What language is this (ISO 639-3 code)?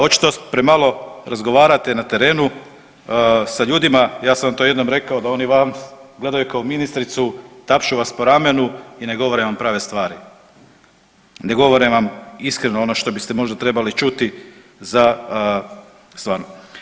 hrv